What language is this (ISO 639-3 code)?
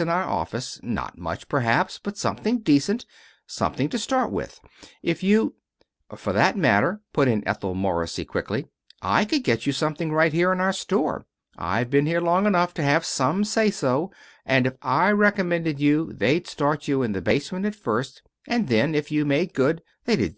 eng